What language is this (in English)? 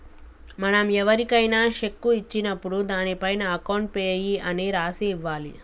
Telugu